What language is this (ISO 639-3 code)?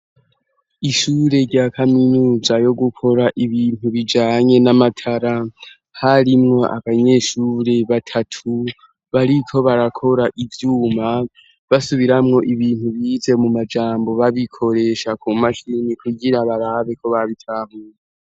run